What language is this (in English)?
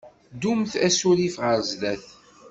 Kabyle